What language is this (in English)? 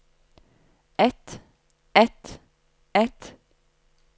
Norwegian